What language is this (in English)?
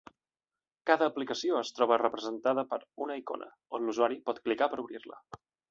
Catalan